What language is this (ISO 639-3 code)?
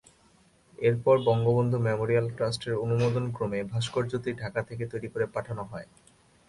ben